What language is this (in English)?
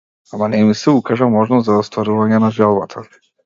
Macedonian